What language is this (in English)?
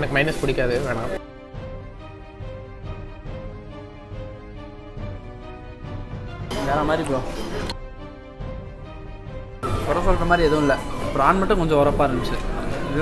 Arabic